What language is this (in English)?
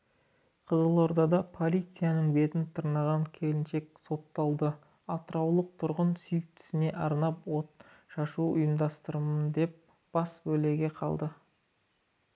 Kazakh